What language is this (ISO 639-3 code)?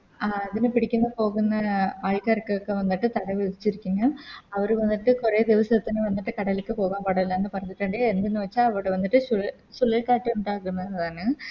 mal